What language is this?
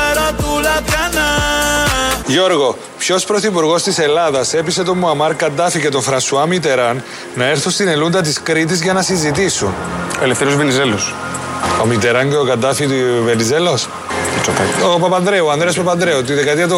Greek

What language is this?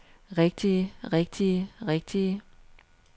Danish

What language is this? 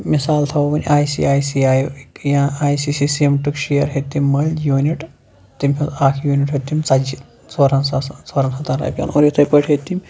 Kashmiri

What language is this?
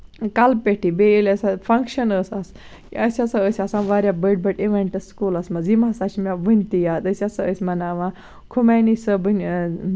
Kashmiri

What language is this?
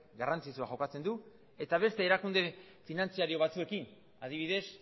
Basque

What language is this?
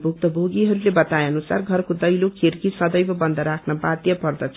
Nepali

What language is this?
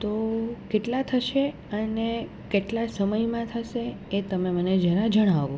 Gujarati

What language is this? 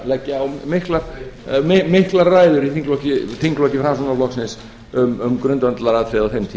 Icelandic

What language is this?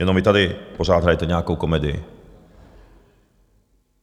Czech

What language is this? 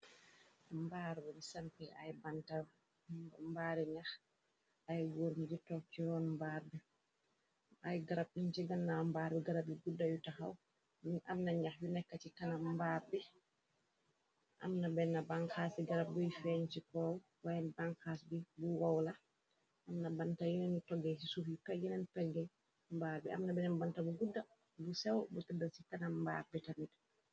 Wolof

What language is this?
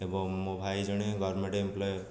Odia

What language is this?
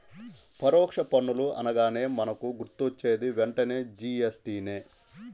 Telugu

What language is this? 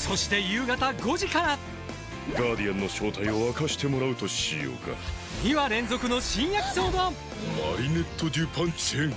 Japanese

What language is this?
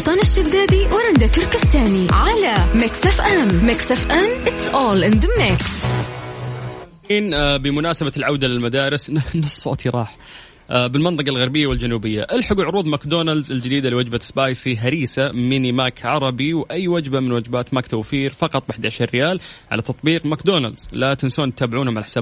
Arabic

